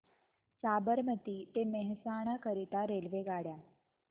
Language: Marathi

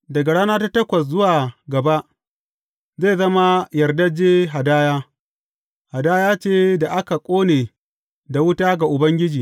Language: Hausa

